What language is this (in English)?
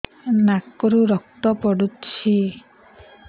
Odia